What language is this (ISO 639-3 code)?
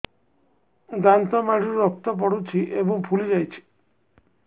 ori